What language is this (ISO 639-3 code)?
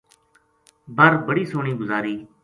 gju